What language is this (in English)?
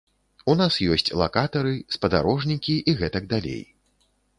Belarusian